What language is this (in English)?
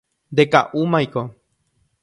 Guarani